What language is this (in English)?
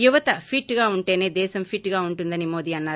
Telugu